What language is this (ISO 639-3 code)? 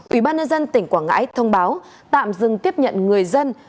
vie